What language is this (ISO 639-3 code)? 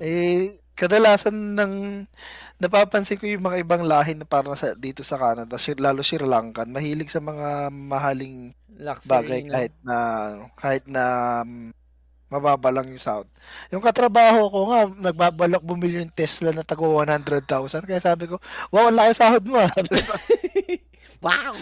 fil